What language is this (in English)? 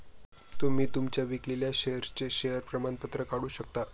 Marathi